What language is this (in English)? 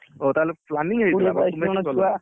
Odia